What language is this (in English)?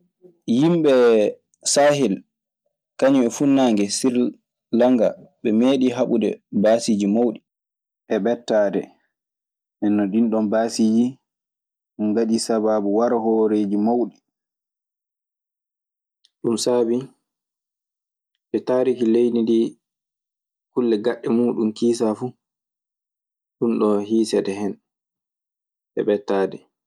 Maasina Fulfulde